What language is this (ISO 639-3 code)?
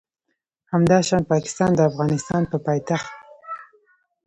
pus